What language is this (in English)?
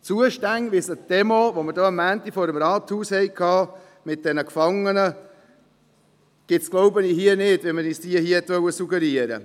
Swiss German